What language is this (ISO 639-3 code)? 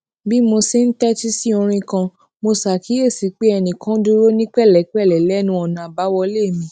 yor